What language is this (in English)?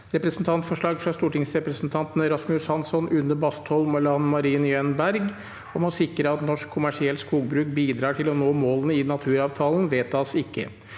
Norwegian